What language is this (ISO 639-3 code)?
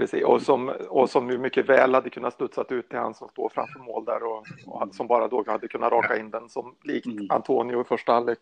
swe